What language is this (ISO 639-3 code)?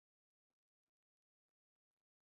zho